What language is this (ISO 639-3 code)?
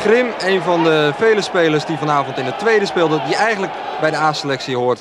nld